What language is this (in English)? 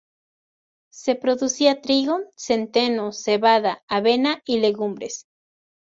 Spanish